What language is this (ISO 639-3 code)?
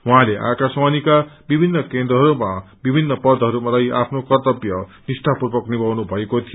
nep